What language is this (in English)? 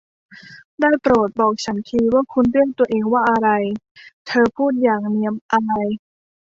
Thai